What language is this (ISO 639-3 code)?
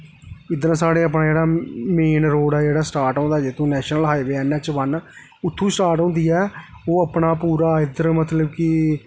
doi